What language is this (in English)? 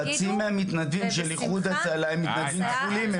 Hebrew